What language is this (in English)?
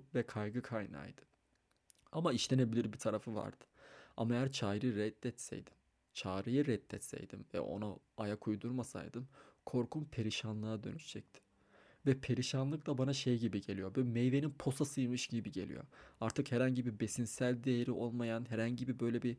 Turkish